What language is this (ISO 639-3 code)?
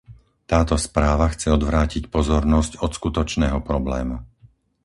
slk